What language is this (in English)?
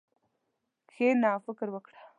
Pashto